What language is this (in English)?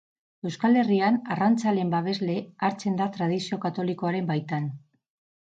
Basque